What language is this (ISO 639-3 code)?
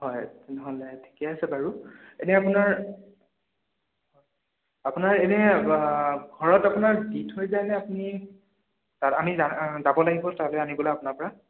asm